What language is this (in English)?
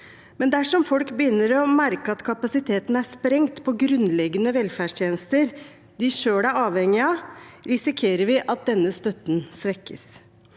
Norwegian